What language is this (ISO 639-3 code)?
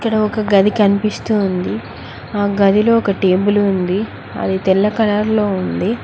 tel